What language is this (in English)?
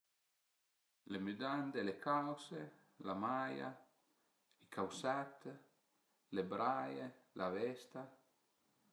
Piedmontese